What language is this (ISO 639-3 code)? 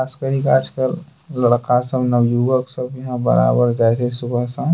anp